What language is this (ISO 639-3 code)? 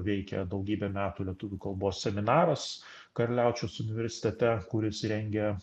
lit